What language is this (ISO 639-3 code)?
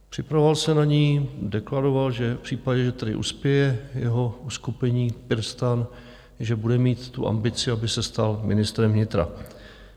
ces